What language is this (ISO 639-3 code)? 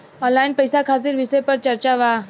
bho